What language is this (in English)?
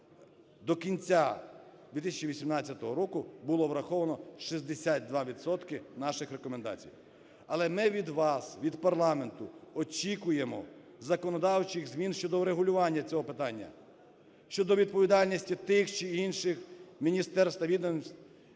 Ukrainian